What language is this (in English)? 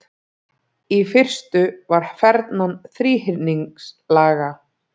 Icelandic